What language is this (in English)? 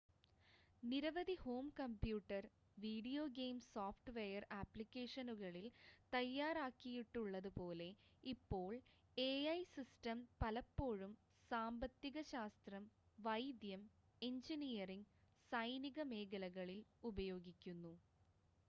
Malayalam